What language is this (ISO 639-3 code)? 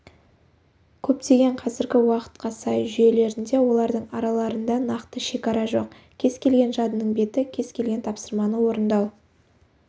kaz